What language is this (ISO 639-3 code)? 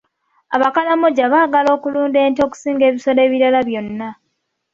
lug